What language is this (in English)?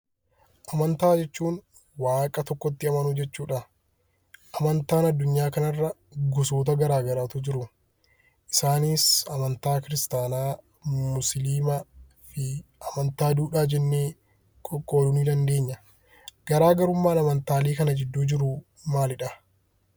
Oromo